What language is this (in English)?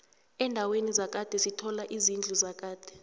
South Ndebele